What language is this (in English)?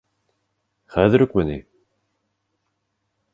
Bashkir